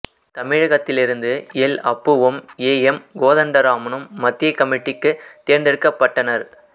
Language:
Tamil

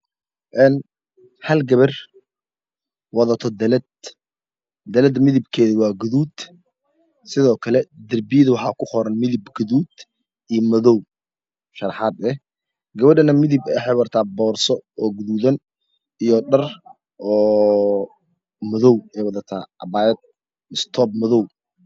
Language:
Somali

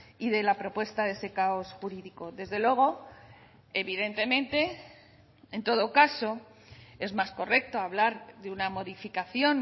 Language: Spanish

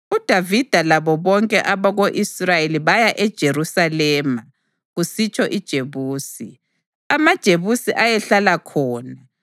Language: North Ndebele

